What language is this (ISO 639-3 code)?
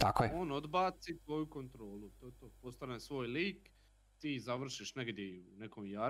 hrv